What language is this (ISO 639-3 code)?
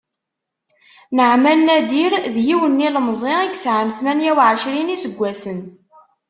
kab